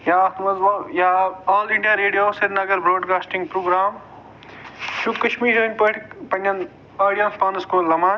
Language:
Kashmiri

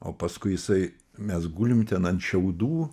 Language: Lithuanian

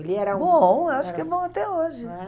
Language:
Portuguese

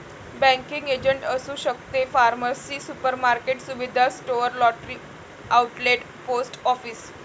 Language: Marathi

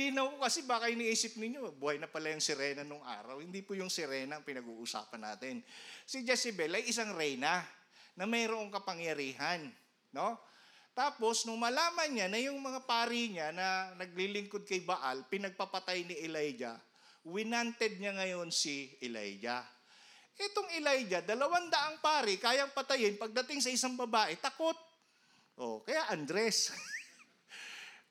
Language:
Filipino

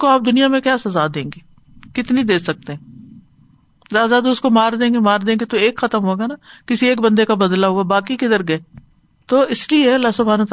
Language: Urdu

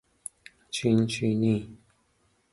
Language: Persian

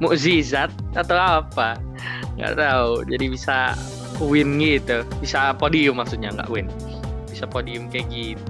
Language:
Indonesian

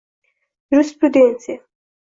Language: Uzbek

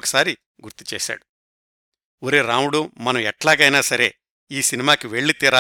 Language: Telugu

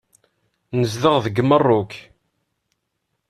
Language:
Kabyle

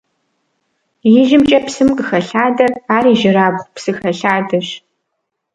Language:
Kabardian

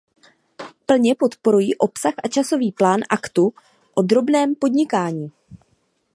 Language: Czech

